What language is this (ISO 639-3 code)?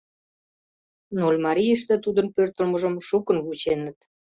chm